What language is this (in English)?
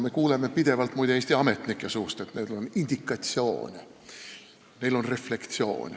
Estonian